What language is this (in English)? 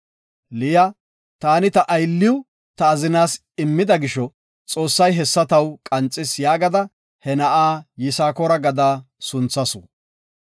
Gofa